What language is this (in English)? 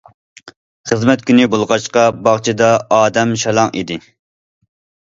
Uyghur